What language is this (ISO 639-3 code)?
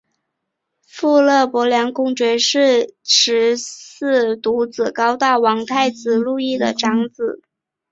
zho